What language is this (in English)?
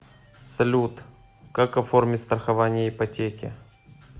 Russian